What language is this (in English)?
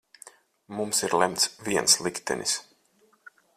Latvian